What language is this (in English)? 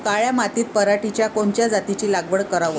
Marathi